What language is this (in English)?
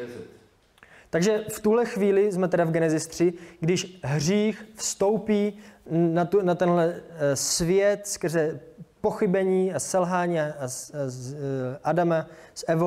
Czech